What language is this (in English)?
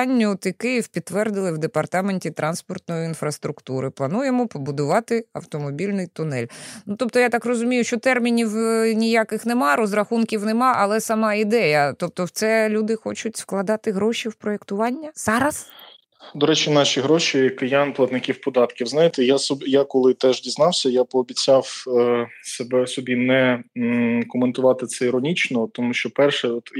Ukrainian